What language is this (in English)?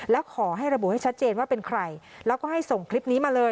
Thai